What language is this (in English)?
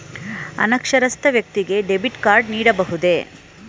Kannada